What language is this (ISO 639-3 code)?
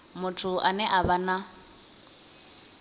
ven